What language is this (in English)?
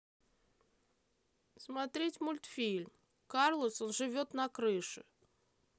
Russian